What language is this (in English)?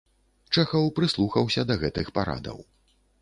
Belarusian